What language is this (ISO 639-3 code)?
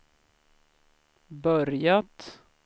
swe